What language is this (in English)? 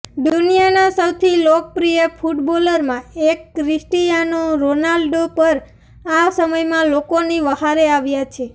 Gujarati